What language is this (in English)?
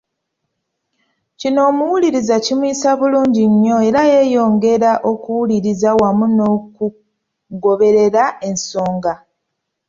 Ganda